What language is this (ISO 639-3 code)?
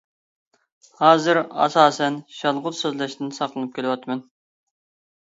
uig